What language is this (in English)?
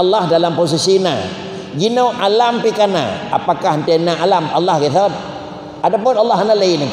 Malay